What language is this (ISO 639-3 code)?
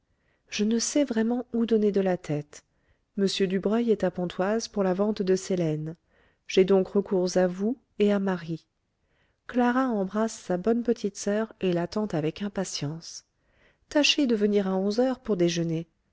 fra